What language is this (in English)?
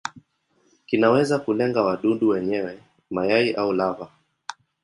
Swahili